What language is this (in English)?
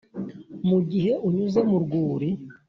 Kinyarwanda